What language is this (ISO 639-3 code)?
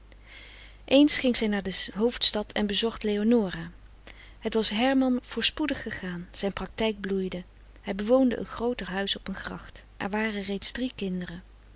nld